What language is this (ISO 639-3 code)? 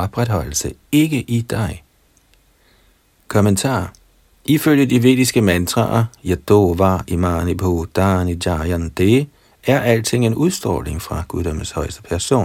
dan